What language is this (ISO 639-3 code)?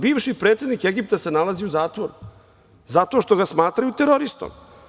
srp